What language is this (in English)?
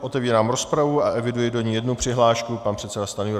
Czech